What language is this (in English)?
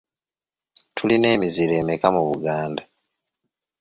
Ganda